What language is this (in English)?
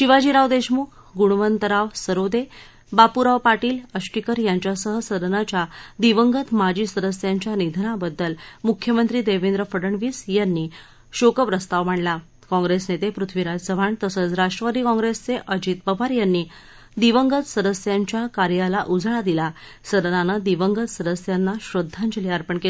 Marathi